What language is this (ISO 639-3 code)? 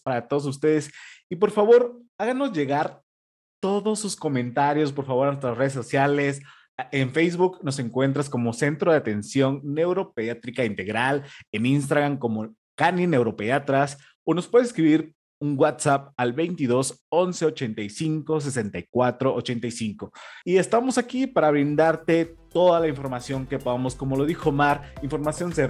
spa